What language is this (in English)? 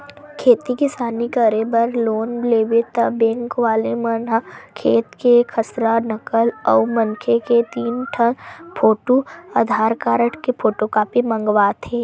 Chhattisgarhi